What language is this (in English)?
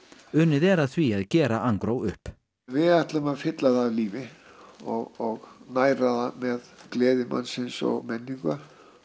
Icelandic